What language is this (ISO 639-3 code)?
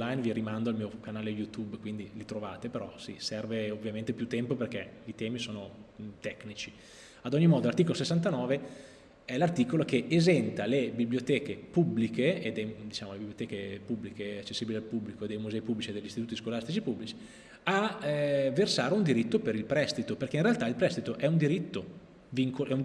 ita